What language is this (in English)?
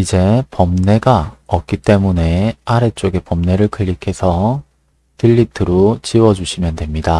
Korean